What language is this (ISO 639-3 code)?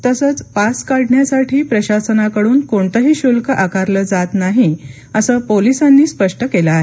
mar